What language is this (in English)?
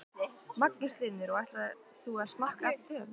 Icelandic